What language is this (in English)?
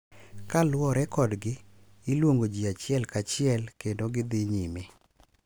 Luo (Kenya and Tanzania)